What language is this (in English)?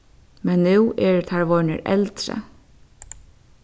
Faroese